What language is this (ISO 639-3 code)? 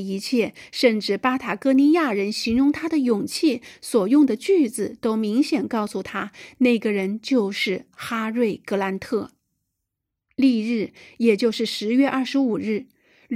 zho